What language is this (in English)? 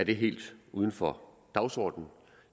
Danish